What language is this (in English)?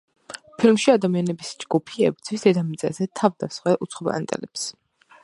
Georgian